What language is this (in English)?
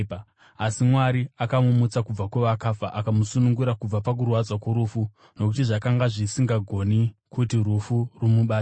Shona